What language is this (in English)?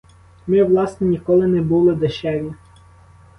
Ukrainian